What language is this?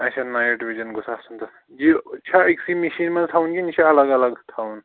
Kashmiri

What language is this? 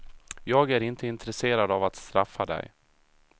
Swedish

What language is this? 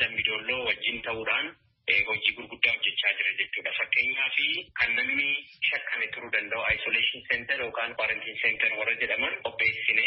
Indonesian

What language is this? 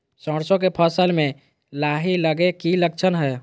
Magahi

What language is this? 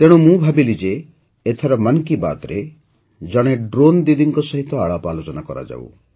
Odia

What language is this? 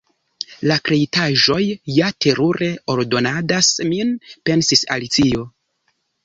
Esperanto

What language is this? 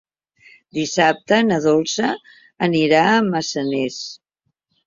Catalan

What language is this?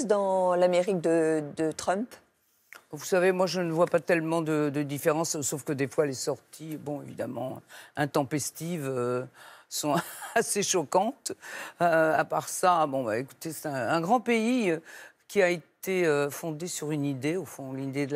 French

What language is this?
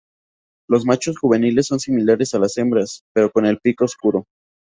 Spanish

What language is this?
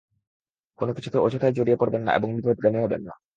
Bangla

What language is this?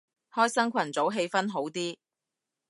Cantonese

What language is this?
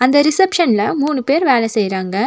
Tamil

